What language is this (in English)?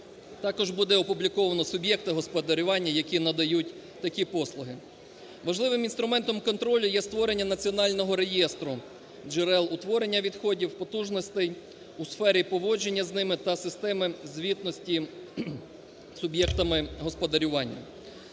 Ukrainian